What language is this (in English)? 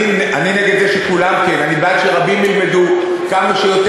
Hebrew